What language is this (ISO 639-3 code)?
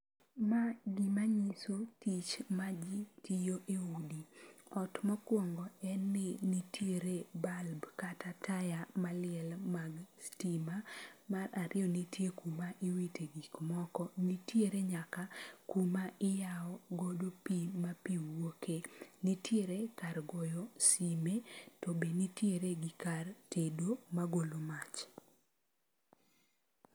luo